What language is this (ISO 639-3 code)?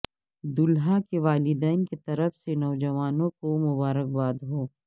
urd